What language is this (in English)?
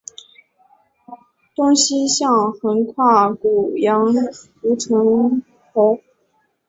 Chinese